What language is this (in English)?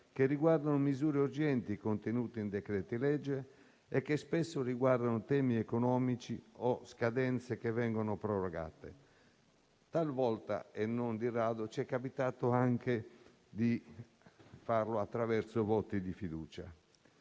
Italian